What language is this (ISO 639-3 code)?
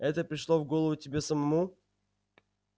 rus